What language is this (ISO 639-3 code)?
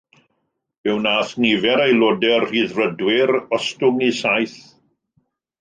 cym